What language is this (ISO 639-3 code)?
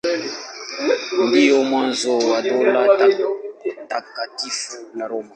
swa